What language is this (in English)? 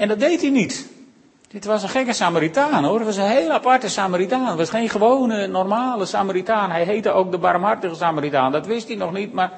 Dutch